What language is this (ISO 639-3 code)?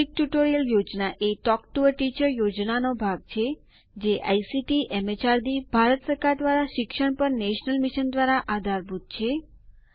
guj